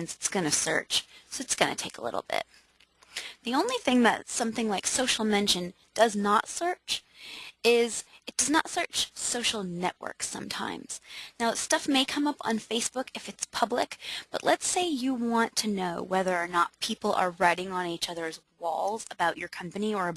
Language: English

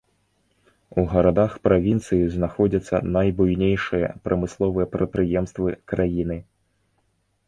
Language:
Belarusian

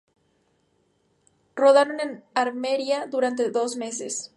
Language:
Spanish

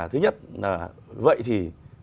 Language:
Vietnamese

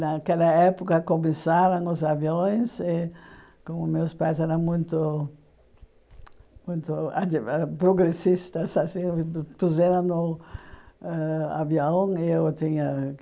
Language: Portuguese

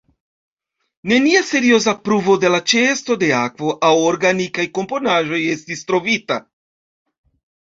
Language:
Esperanto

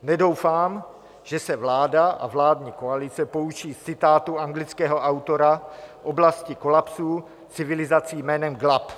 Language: Czech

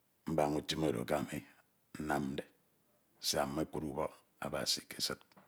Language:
Ito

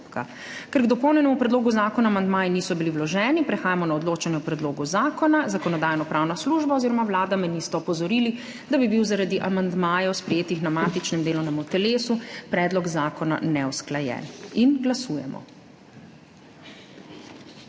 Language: Slovenian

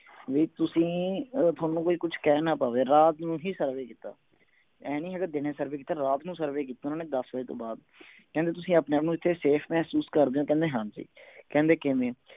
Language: Punjabi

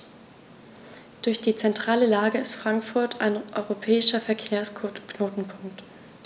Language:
German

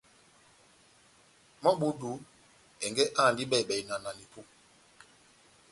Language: Batanga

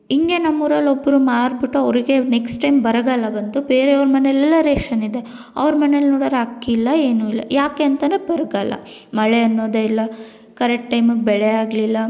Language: Kannada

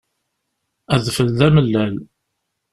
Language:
Kabyle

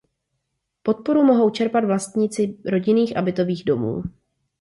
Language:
Czech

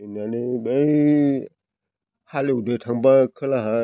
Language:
Bodo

